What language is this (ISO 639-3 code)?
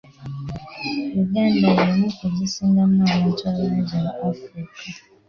lug